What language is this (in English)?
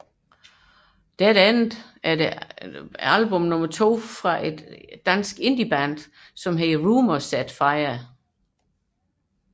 Danish